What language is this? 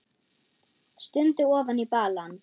Icelandic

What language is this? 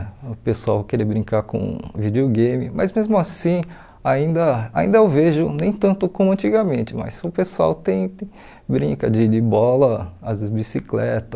Portuguese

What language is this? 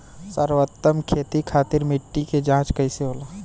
Bhojpuri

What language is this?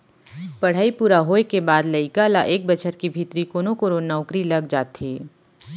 Chhattisgarhi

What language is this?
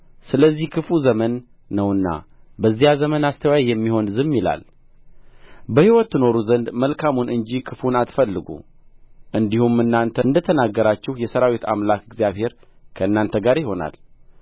Amharic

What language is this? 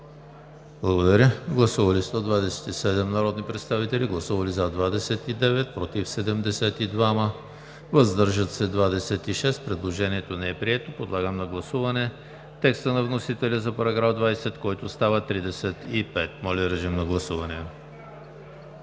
Bulgarian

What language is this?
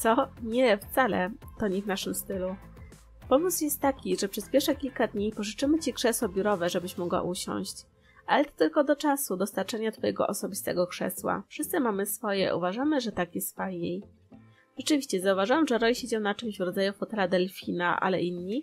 Polish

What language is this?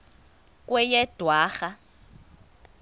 Xhosa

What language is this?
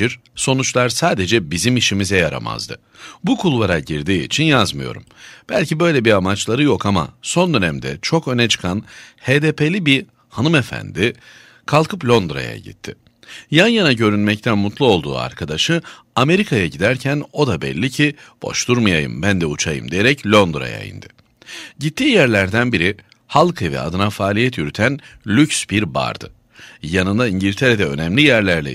Turkish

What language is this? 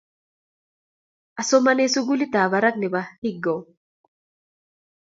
Kalenjin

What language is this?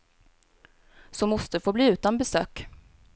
Swedish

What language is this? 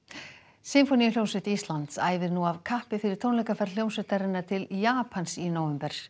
Icelandic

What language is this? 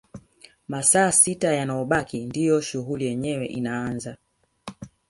Swahili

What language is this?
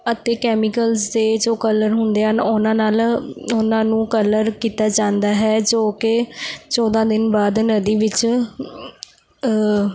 Punjabi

